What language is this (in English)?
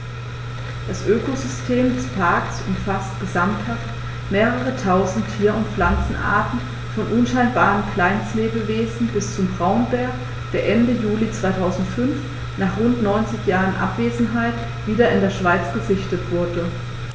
German